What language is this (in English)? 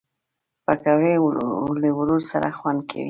Pashto